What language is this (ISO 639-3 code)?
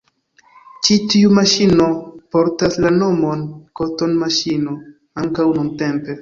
epo